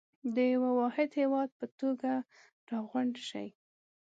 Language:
Pashto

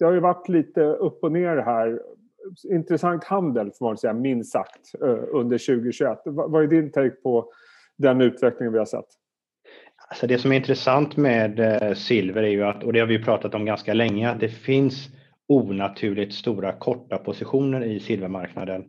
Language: Swedish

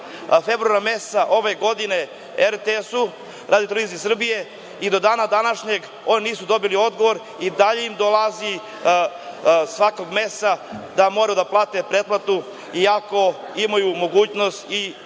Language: Serbian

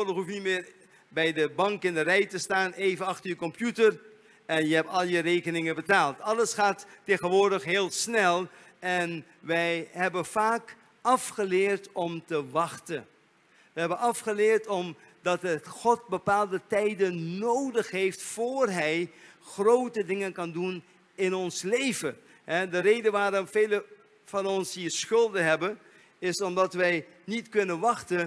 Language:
Dutch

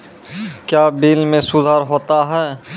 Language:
Maithili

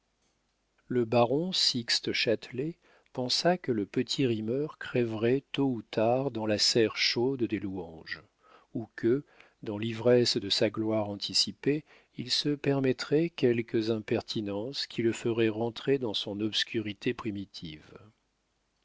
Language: French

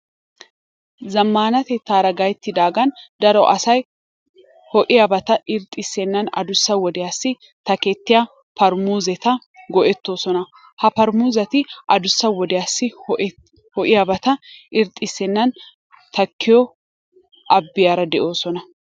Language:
Wolaytta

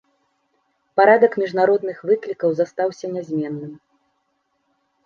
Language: Belarusian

